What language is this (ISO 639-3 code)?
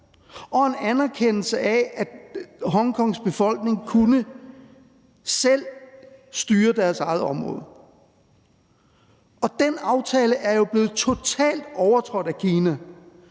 dan